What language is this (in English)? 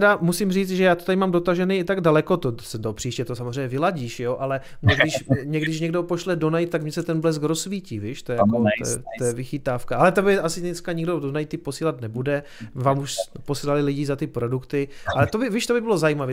Czech